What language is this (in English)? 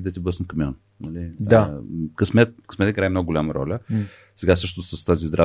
Bulgarian